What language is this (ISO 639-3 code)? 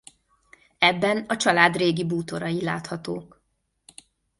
hun